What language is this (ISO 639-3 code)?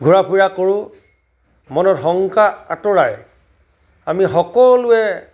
asm